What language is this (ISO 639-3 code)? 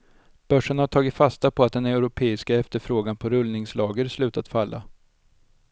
swe